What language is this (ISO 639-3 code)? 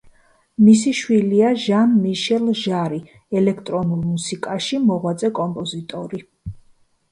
kat